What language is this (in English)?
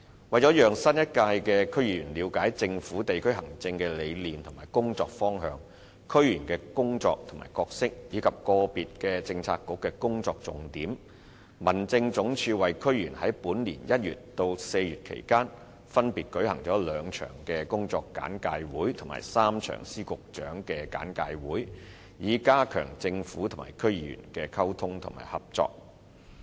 Cantonese